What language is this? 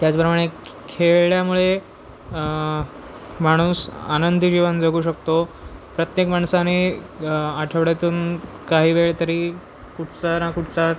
Marathi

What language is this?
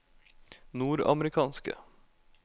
Norwegian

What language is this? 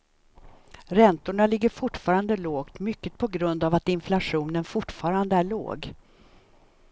Swedish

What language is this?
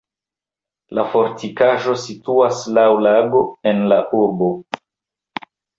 Esperanto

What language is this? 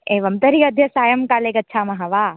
Sanskrit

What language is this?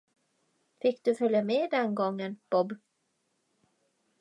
Swedish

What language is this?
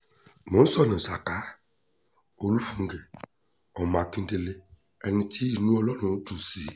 Yoruba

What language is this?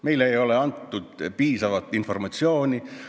Estonian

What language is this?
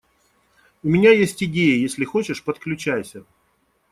Russian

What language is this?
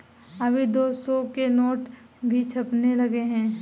Hindi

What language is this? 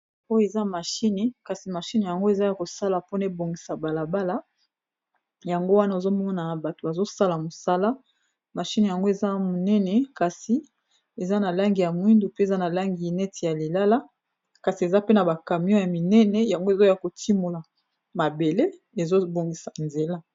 Lingala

